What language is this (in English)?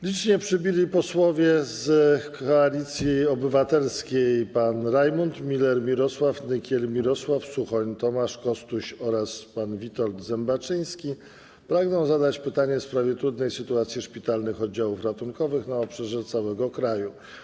Polish